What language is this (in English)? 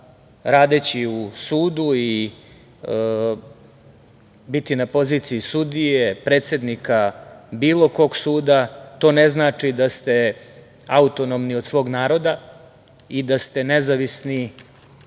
Serbian